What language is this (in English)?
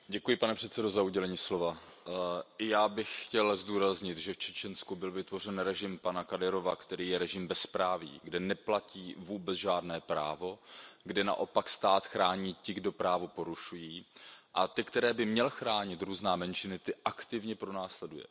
Czech